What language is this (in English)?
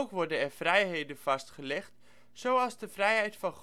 Dutch